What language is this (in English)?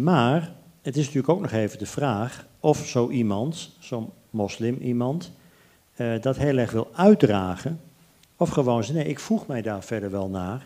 Dutch